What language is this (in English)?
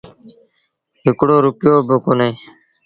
Sindhi Bhil